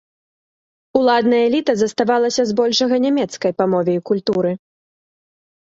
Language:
Belarusian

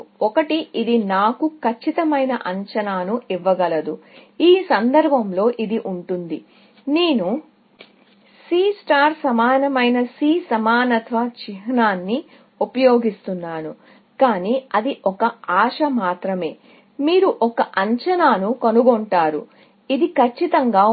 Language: Telugu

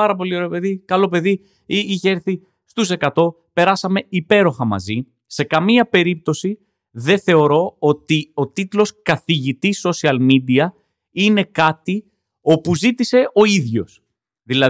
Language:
Greek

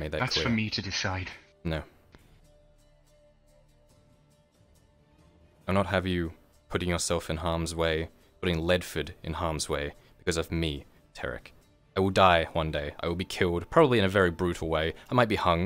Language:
English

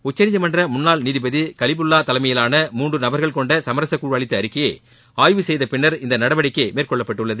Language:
Tamil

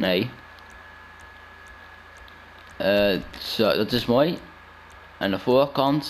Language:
Dutch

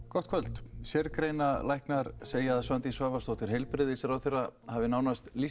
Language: Icelandic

